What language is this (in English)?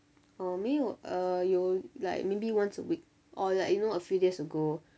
English